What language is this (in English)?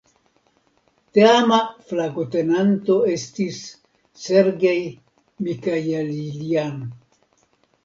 Esperanto